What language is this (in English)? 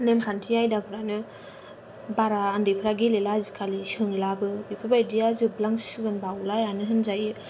Bodo